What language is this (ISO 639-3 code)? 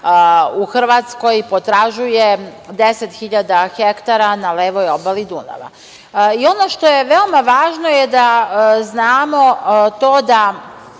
srp